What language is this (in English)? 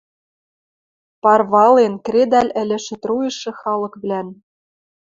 Western Mari